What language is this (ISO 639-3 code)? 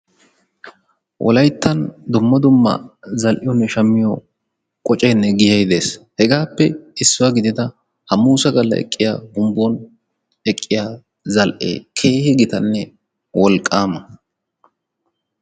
wal